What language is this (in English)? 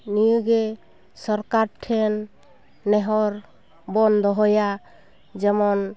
Santali